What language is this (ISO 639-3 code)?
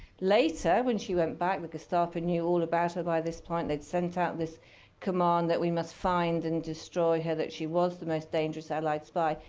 eng